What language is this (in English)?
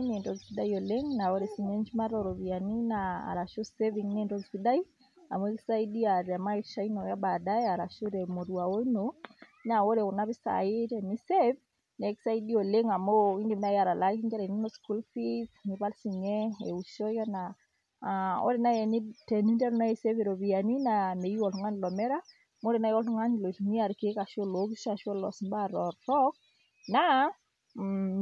Masai